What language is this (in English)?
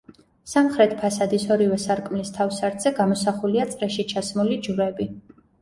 Georgian